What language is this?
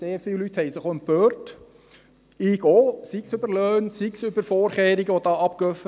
Swiss German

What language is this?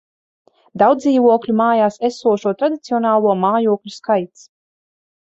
Latvian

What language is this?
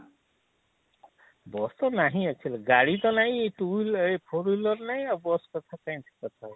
Odia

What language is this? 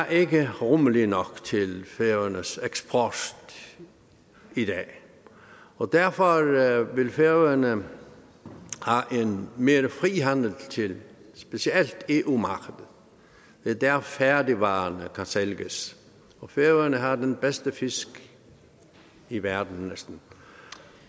Danish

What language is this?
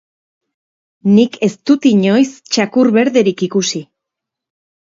Basque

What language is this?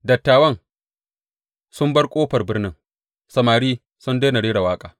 Hausa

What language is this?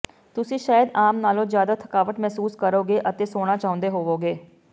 Punjabi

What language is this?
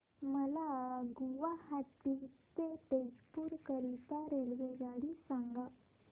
Marathi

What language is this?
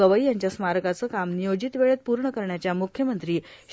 Marathi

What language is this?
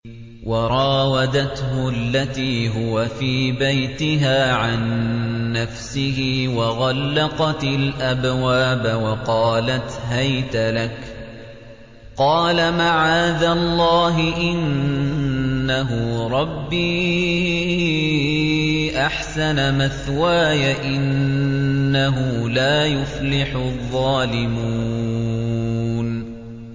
Arabic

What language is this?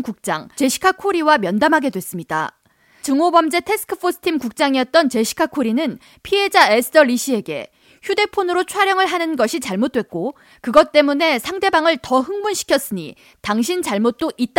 Korean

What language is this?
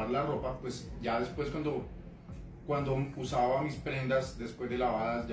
Spanish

